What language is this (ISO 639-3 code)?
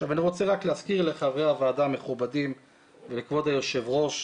heb